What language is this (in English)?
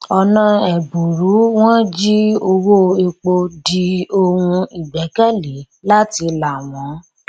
Yoruba